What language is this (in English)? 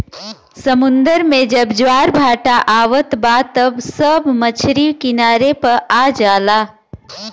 Bhojpuri